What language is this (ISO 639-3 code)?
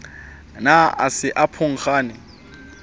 sot